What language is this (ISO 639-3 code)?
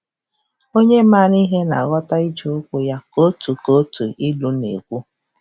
ibo